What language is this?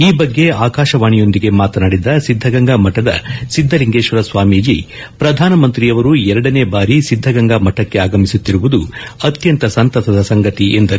Kannada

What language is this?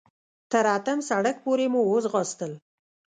Pashto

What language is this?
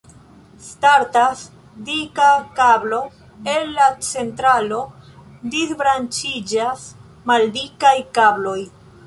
Esperanto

